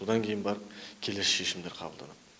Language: Kazakh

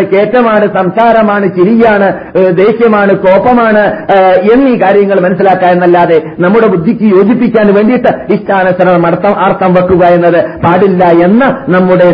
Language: Malayalam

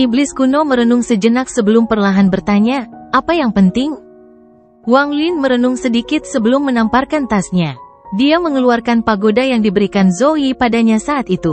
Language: Indonesian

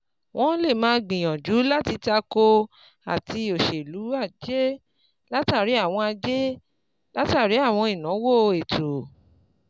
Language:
Yoruba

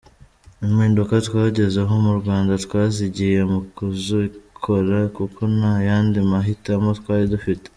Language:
Kinyarwanda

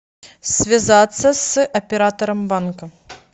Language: Russian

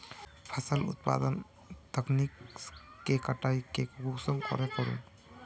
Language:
Magahi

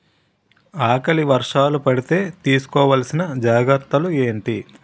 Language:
Telugu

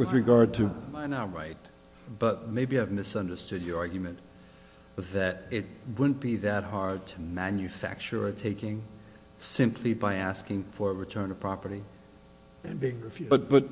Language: English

